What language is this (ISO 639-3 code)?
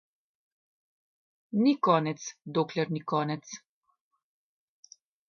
slv